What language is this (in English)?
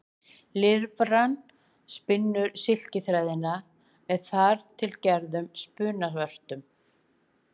Icelandic